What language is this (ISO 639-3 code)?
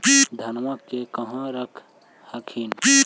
mag